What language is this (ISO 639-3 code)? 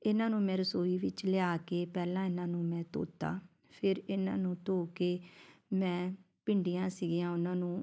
pan